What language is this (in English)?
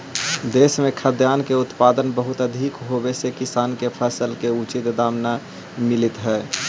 Magahi